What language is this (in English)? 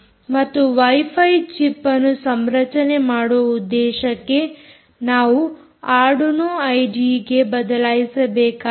Kannada